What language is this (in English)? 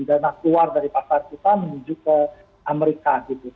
Indonesian